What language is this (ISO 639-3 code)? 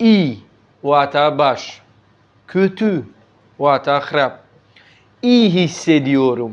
tur